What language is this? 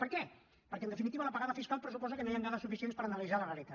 Catalan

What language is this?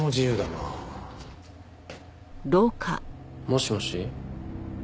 Japanese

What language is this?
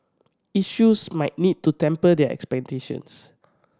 English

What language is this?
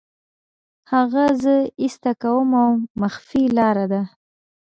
Pashto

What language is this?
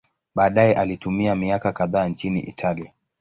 Swahili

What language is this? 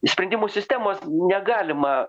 Lithuanian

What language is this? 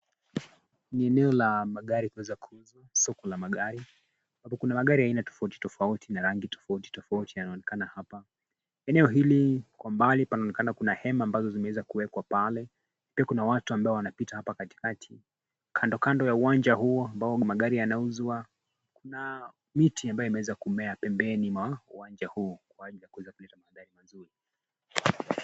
Swahili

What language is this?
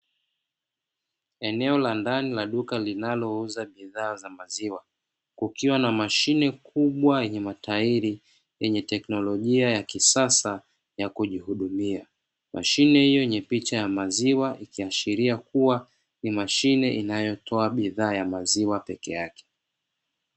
Swahili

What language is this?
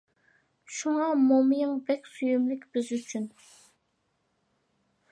Uyghur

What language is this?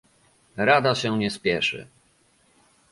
Polish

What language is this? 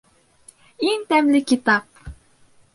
Bashkir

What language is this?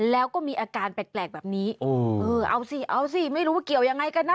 Thai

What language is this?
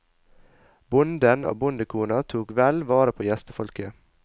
Norwegian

